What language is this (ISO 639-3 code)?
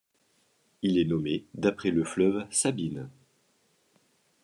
fra